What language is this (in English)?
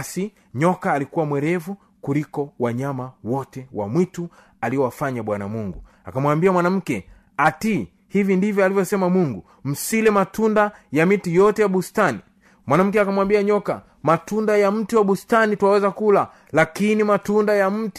Swahili